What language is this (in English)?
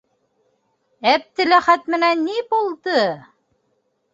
Bashkir